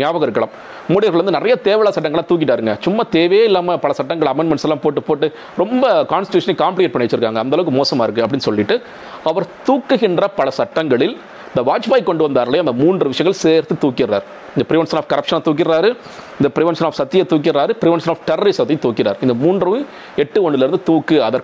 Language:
Tamil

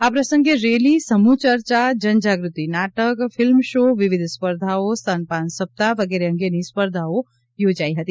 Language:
Gujarati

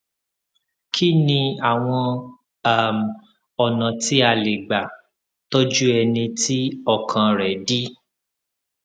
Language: Yoruba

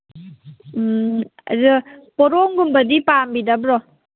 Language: Manipuri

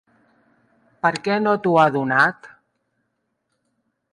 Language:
Catalan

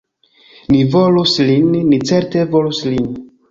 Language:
Esperanto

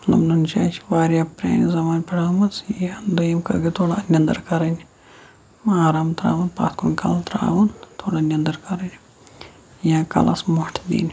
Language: Kashmiri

